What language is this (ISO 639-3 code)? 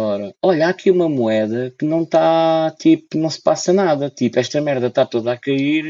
por